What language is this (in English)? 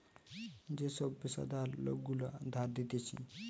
Bangla